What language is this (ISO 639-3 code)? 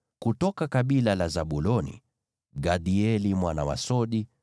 swa